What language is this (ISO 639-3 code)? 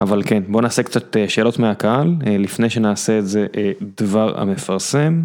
heb